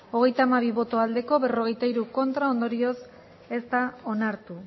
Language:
Basque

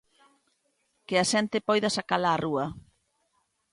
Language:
Galician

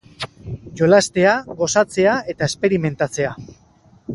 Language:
Basque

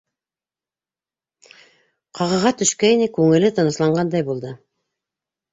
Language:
Bashkir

